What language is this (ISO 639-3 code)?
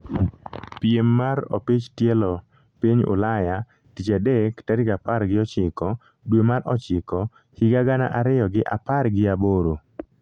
luo